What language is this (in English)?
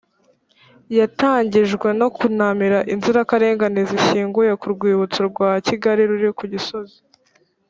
Kinyarwanda